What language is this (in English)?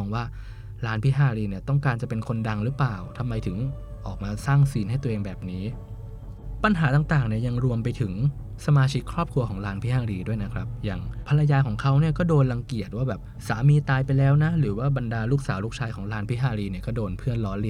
Thai